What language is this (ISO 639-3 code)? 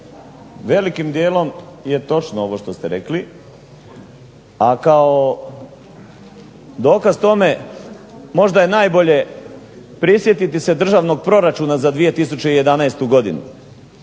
hrv